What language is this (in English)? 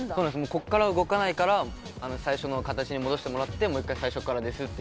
Japanese